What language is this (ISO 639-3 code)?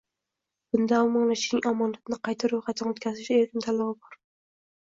uzb